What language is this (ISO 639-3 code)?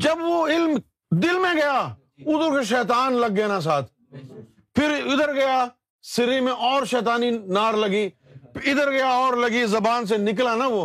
urd